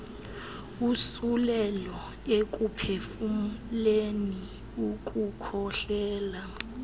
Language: Xhosa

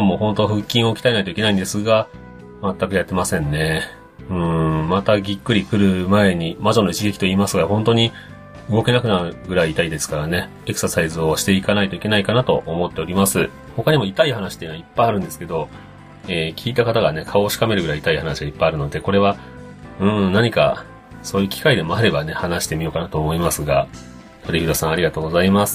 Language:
Japanese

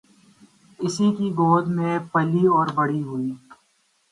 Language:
Urdu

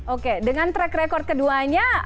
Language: Indonesian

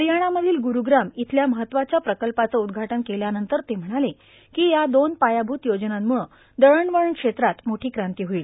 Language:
Marathi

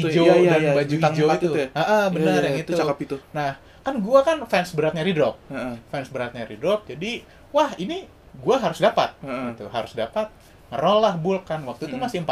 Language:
Indonesian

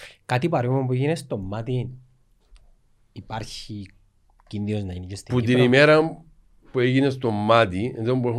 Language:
Greek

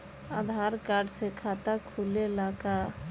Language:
Bhojpuri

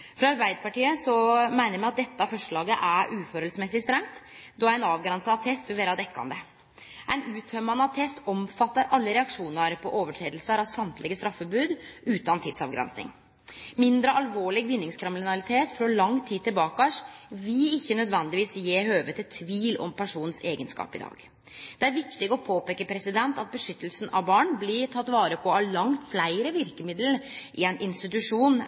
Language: Norwegian Nynorsk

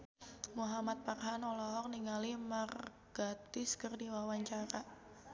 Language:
Sundanese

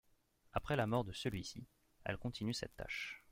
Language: French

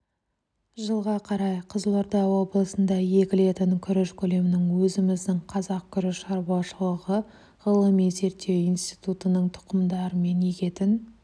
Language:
Kazakh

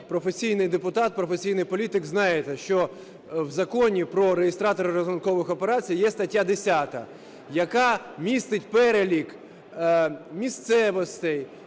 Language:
Ukrainian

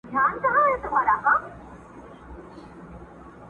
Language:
Pashto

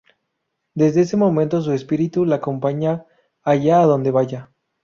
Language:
Spanish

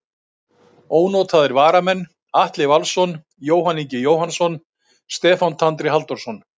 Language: Icelandic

